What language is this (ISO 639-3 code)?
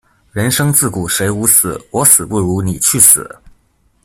zho